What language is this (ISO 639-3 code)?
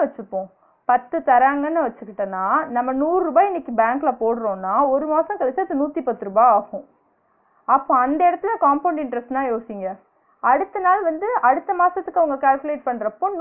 tam